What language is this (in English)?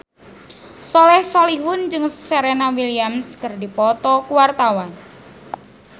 Sundanese